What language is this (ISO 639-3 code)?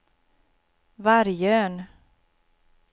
swe